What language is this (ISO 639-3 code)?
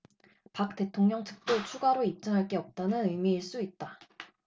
kor